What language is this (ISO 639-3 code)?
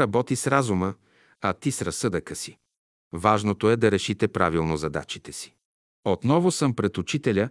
bul